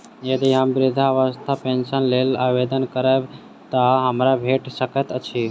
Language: Maithili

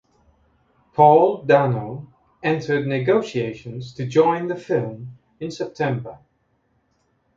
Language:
English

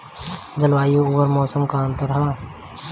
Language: Bhojpuri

